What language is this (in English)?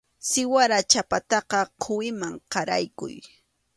Arequipa-La Unión Quechua